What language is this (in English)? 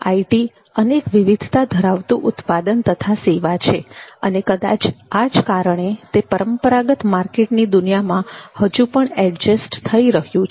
Gujarati